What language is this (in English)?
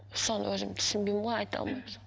Kazakh